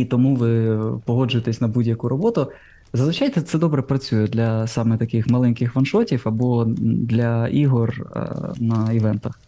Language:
Ukrainian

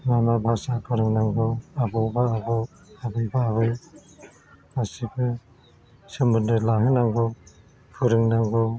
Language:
Bodo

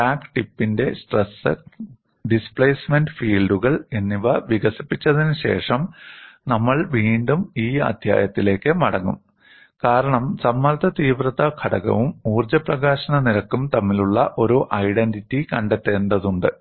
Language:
Malayalam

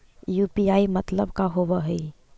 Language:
Magahi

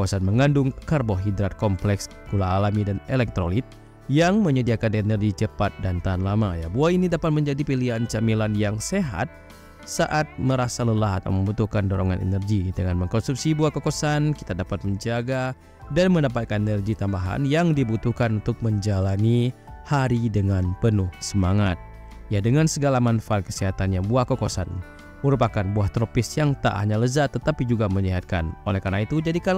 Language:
Indonesian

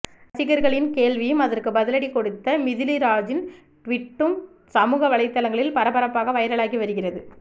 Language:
Tamil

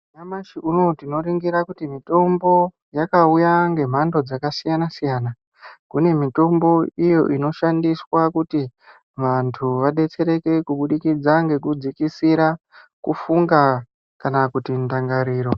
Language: Ndau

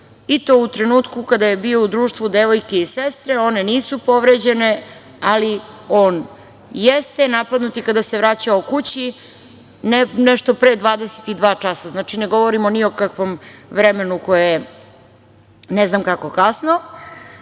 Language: Serbian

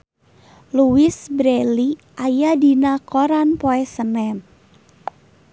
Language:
Sundanese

